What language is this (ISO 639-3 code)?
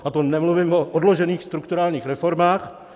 ces